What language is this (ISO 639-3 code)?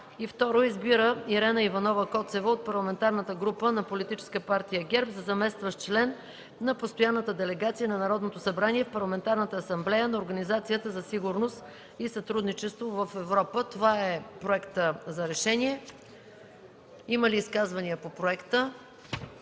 bul